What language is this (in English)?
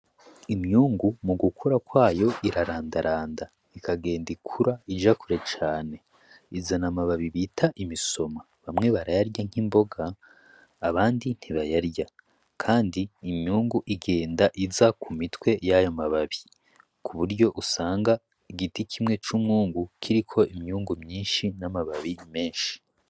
Rundi